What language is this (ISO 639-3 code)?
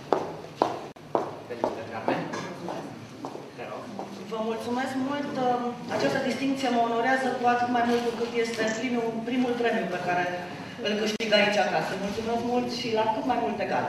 ron